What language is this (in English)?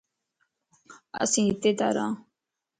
Lasi